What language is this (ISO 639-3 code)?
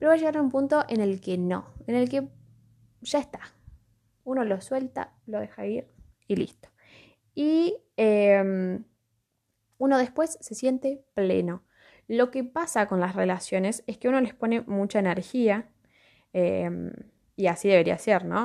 spa